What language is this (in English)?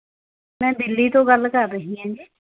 Punjabi